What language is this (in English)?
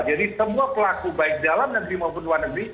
Indonesian